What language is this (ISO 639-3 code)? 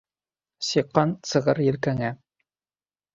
bak